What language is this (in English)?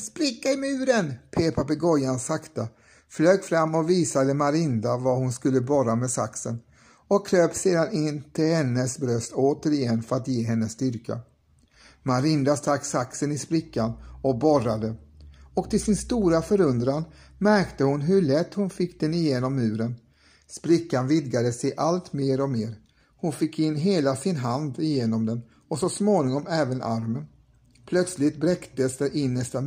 Swedish